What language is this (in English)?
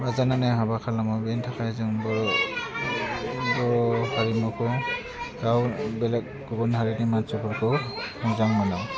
Bodo